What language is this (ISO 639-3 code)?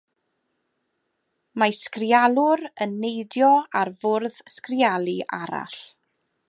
cym